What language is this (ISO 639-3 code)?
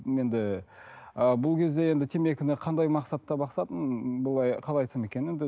kaz